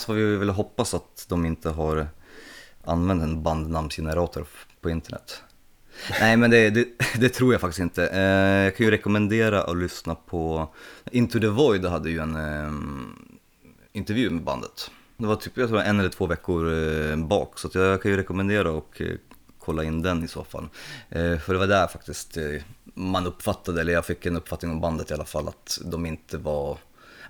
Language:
Swedish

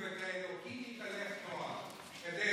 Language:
Hebrew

